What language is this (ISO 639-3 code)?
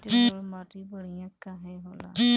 bho